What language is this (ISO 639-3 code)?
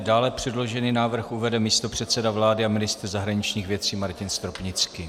ces